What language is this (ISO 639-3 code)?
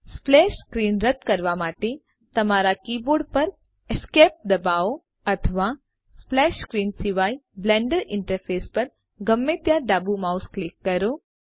guj